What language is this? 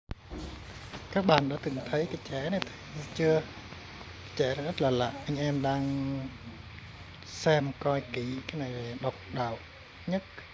Vietnamese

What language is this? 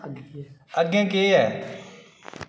Dogri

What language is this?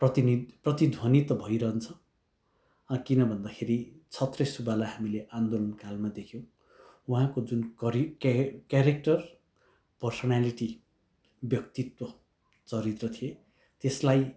Nepali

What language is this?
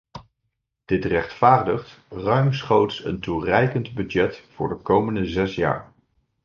Dutch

